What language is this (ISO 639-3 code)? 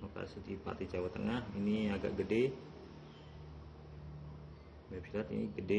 ind